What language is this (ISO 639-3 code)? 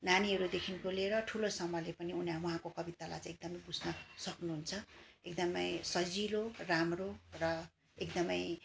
nep